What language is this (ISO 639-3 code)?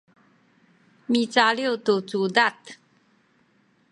szy